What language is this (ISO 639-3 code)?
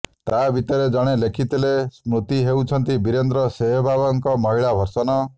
ori